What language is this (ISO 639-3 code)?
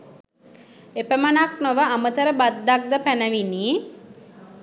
sin